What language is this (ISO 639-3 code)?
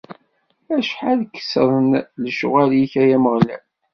kab